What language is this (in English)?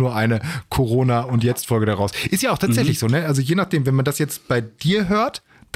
German